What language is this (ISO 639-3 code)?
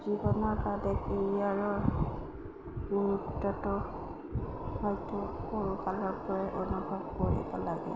asm